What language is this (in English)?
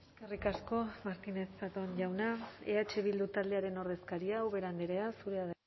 Basque